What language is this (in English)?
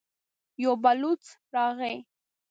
Pashto